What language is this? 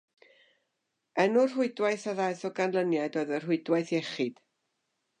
Welsh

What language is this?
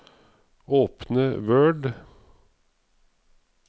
Norwegian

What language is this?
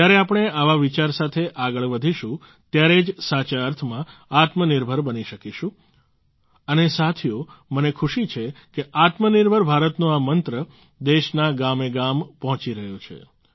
Gujarati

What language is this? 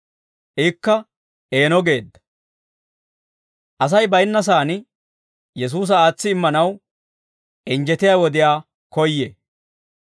Dawro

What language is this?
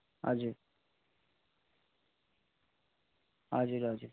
Nepali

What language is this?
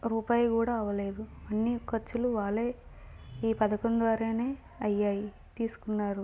Telugu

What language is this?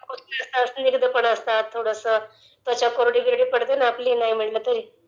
Marathi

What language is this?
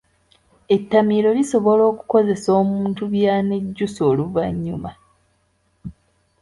Ganda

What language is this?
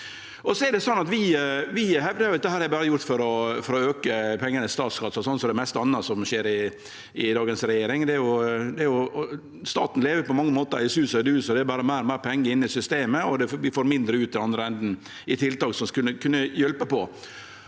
Norwegian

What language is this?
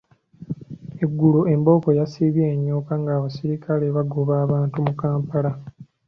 Ganda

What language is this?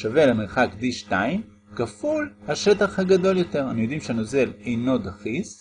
Hebrew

